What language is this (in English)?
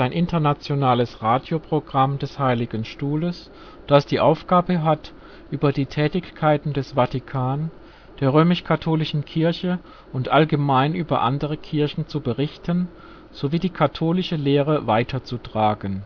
German